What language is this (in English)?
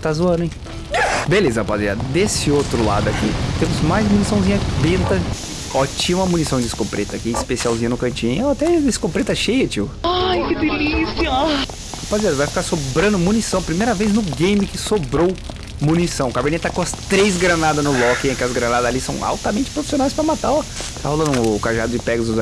Portuguese